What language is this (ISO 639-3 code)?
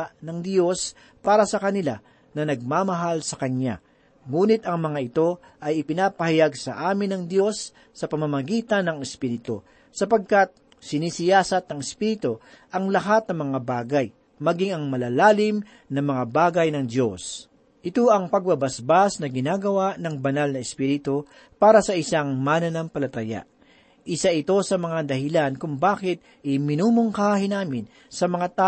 fil